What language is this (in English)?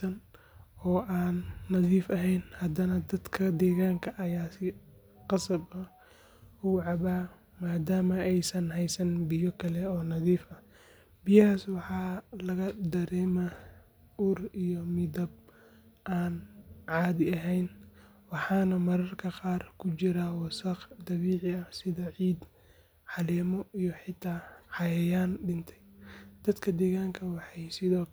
Somali